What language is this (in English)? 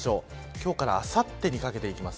Japanese